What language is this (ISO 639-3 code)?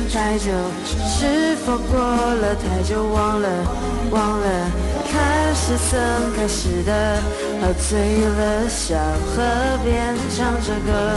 zho